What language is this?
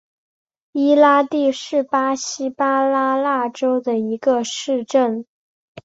Chinese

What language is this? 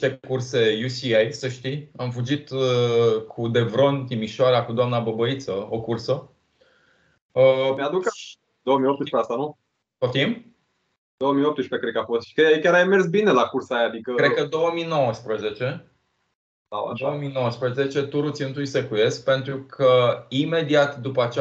Romanian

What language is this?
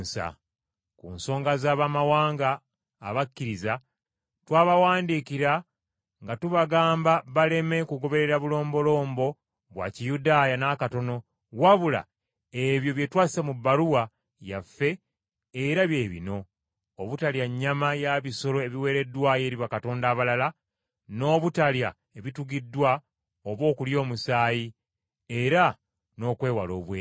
Ganda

